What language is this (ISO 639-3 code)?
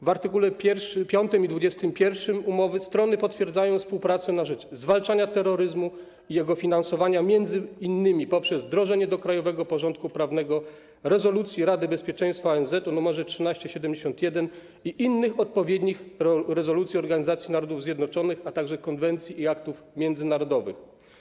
pol